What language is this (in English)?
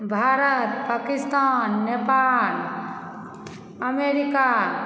Maithili